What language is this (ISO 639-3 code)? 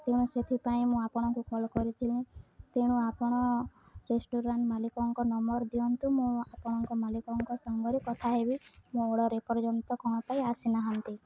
ori